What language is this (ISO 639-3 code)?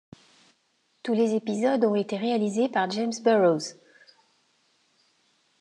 fra